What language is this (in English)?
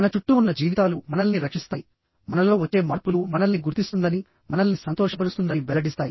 Telugu